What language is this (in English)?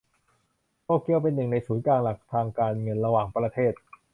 Thai